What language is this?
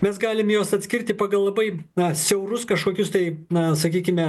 Lithuanian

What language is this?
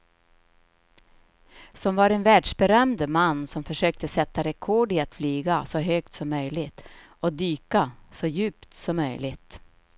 Swedish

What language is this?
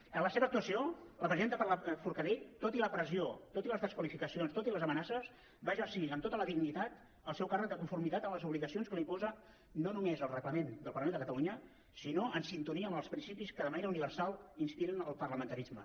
Catalan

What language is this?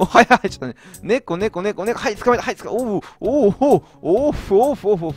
Japanese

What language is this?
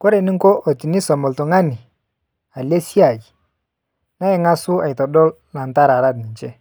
Masai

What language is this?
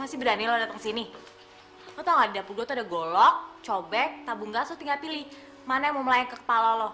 Indonesian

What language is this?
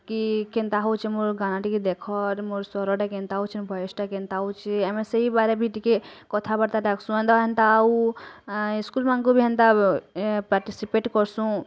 Odia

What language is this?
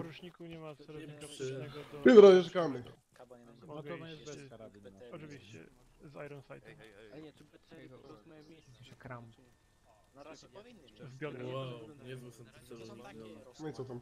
Polish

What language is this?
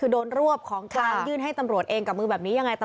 Thai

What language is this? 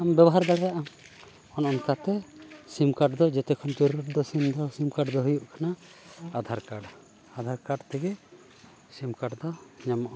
Santali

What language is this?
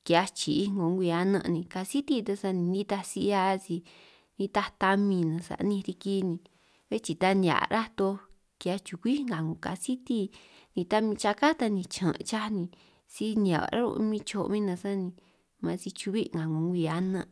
San Martín Itunyoso Triqui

